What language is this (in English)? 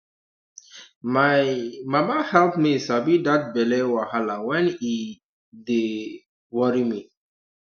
Nigerian Pidgin